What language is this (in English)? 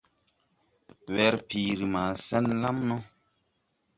Tupuri